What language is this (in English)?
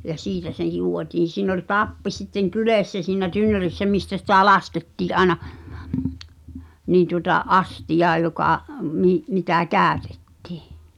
Finnish